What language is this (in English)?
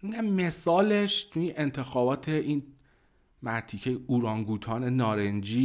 Persian